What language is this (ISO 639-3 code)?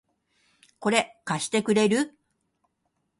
jpn